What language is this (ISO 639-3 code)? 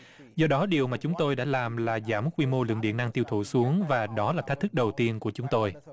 vie